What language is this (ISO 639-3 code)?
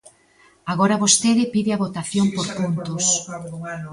glg